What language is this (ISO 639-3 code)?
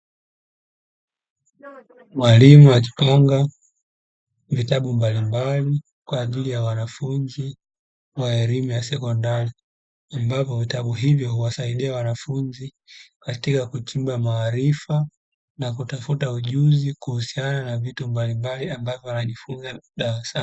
swa